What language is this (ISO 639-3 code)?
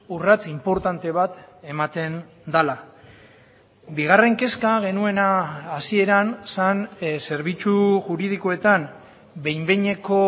eus